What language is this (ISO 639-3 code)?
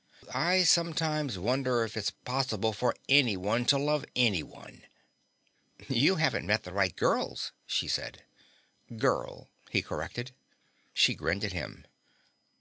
eng